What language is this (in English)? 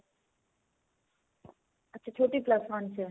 Punjabi